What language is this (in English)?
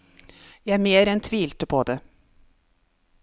Norwegian